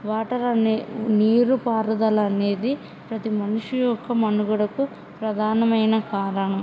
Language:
Telugu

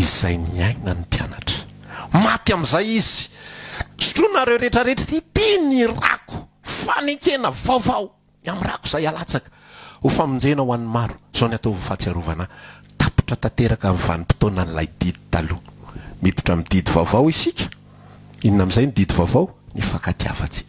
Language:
Indonesian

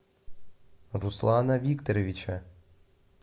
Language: Russian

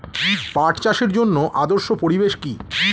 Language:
Bangla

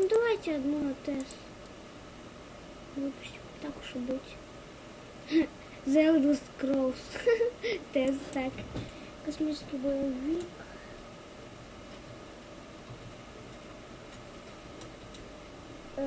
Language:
Russian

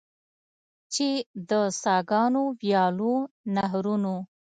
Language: Pashto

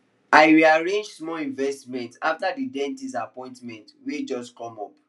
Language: Nigerian Pidgin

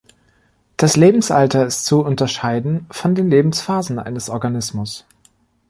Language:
German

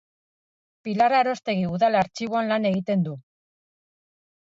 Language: Basque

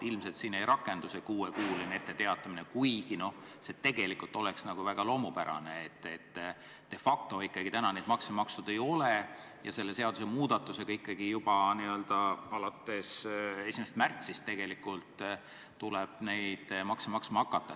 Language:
Estonian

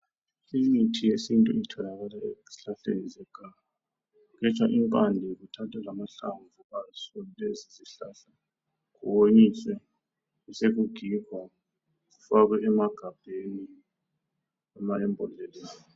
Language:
North Ndebele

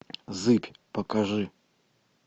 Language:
Russian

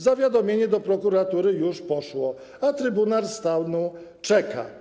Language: Polish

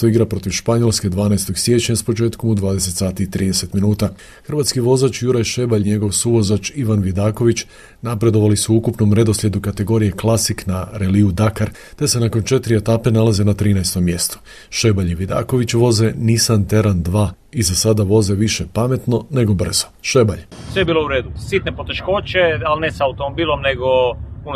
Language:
Croatian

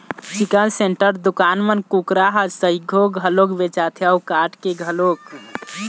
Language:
Chhattisgarhi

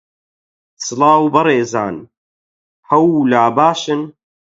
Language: Central Kurdish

